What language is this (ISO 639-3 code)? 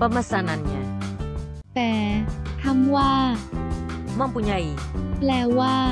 tha